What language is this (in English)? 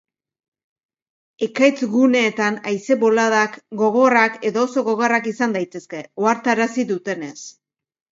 Basque